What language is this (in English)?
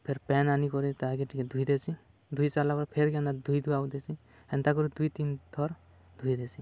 Odia